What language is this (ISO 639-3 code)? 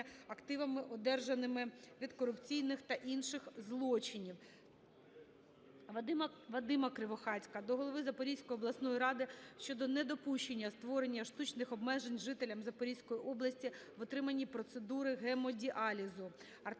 ukr